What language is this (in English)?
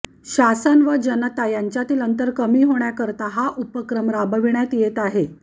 Marathi